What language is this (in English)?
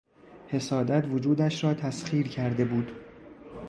Persian